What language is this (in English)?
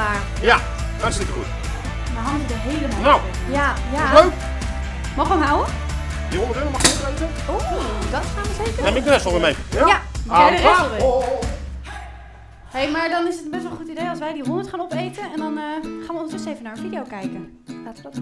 Dutch